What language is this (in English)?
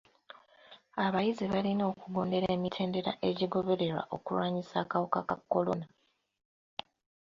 Ganda